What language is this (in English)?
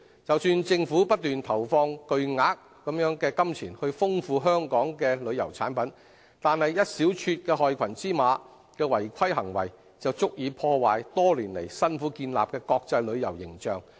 Cantonese